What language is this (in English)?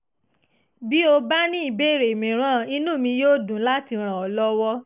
Yoruba